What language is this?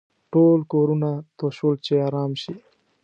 Pashto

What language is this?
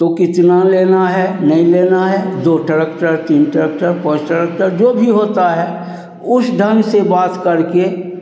Hindi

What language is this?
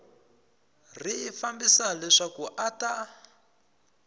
Tsonga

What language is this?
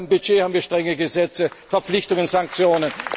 German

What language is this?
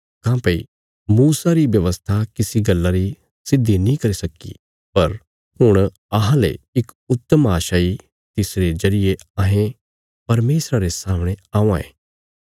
Bilaspuri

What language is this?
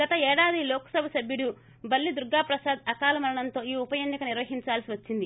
Telugu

